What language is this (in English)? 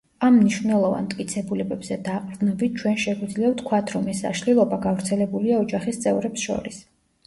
Georgian